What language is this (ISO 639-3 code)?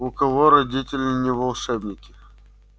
rus